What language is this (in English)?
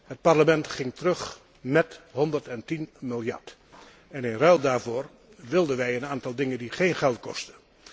Dutch